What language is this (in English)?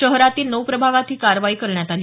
Marathi